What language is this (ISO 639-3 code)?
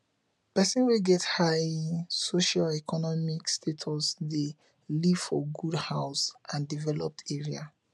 pcm